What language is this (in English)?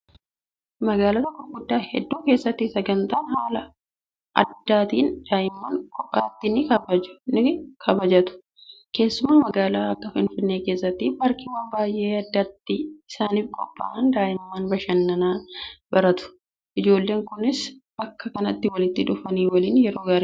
Oromo